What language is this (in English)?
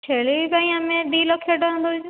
Odia